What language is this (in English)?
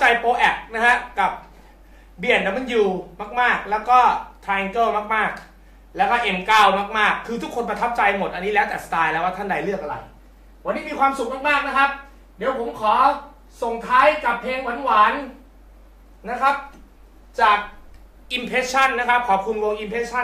Thai